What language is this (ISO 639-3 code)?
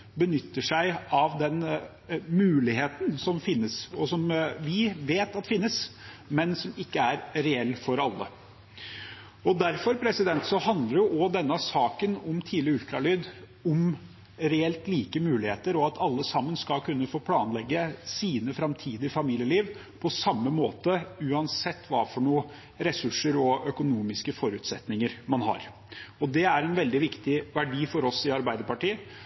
nob